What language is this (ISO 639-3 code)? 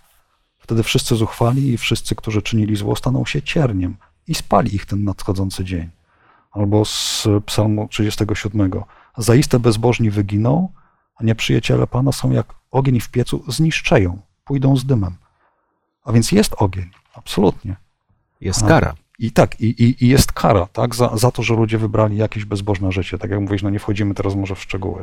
pol